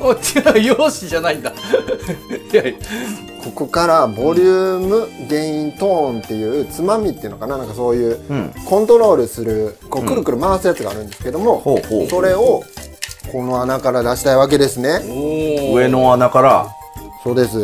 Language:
Japanese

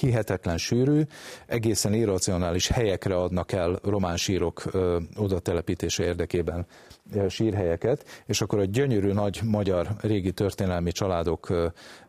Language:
Hungarian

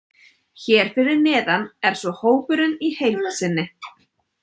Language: Icelandic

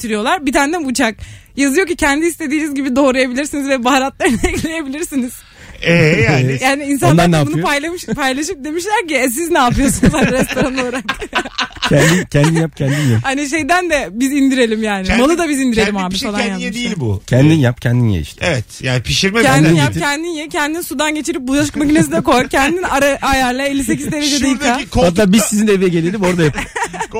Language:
Turkish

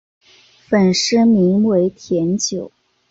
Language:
Chinese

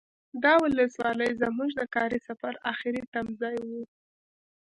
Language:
Pashto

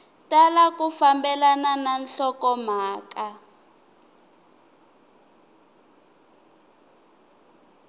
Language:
Tsonga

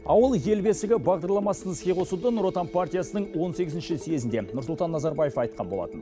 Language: Kazakh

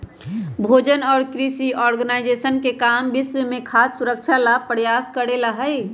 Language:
Magahi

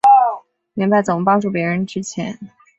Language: Chinese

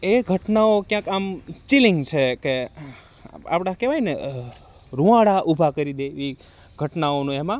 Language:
Gujarati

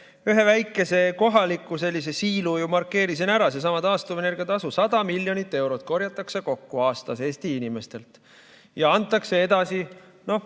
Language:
Estonian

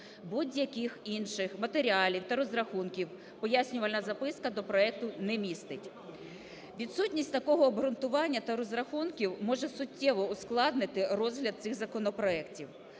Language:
Ukrainian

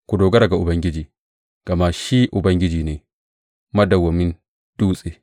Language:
Hausa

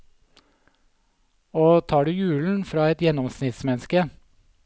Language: Norwegian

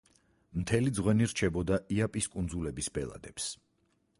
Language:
Georgian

